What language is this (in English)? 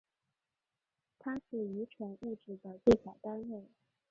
Chinese